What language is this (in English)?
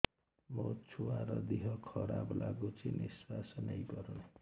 Odia